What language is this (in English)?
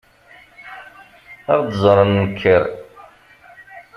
Kabyle